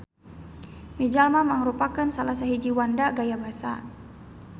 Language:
Sundanese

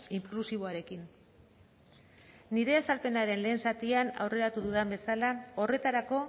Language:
Basque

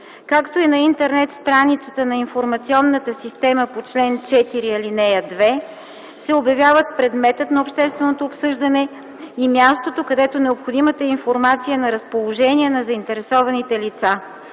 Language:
Bulgarian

